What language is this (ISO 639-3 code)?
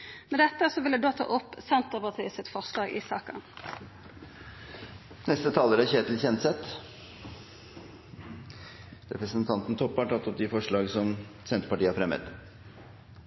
nor